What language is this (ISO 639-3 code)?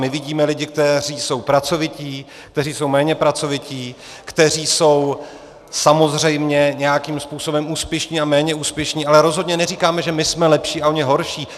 ces